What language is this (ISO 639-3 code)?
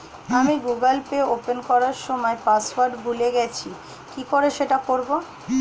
ben